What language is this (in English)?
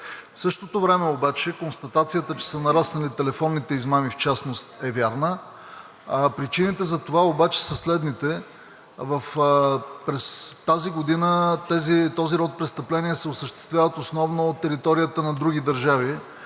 Bulgarian